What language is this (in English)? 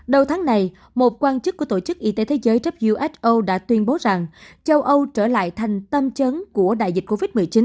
Vietnamese